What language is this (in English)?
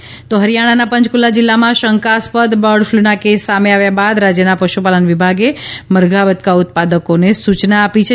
Gujarati